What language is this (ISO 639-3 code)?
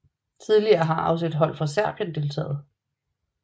dan